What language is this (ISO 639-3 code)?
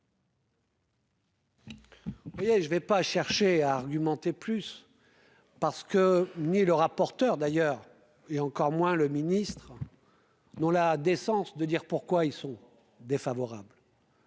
fra